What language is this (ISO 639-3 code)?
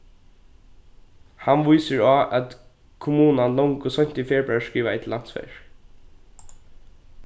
fao